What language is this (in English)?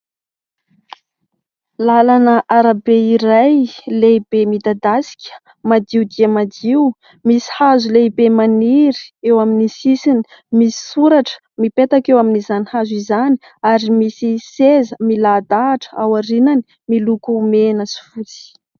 Malagasy